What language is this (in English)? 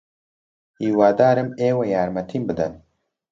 Central Kurdish